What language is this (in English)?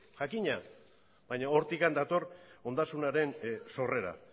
Basque